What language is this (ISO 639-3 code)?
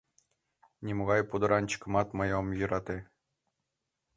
chm